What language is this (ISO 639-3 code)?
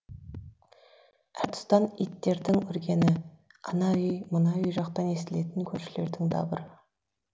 kaz